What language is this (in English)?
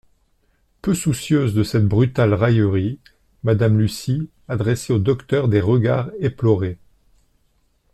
French